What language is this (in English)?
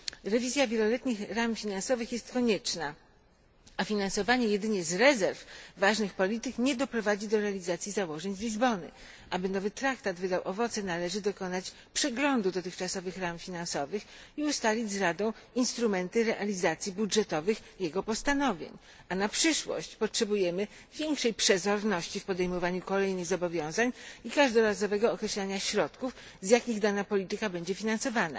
Polish